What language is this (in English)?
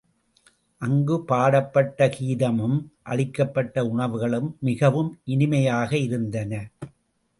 Tamil